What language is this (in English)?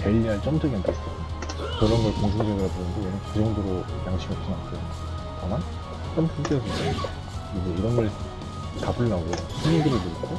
Korean